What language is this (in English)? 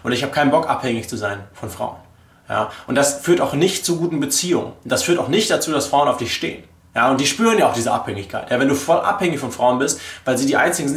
German